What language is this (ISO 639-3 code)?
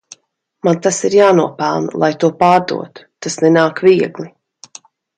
lav